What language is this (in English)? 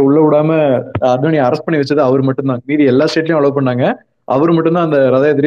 Tamil